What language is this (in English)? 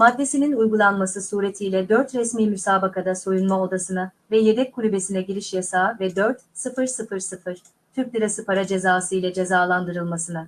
Turkish